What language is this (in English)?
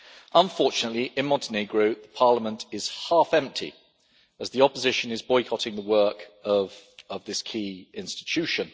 English